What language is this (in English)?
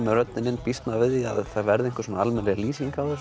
Icelandic